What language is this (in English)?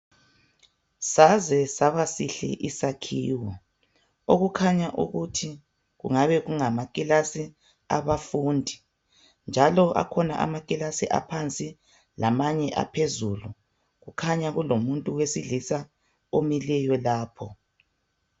North Ndebele